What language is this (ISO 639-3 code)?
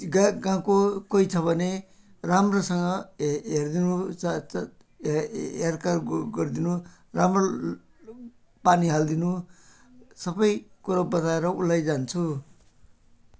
nep